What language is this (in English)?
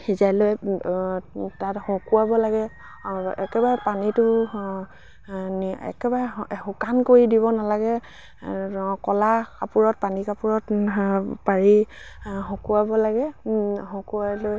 Assamese